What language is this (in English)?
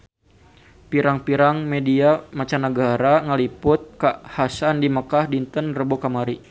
Sundanese